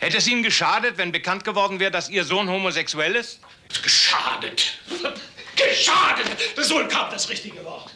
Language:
German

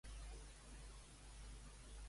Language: Catalan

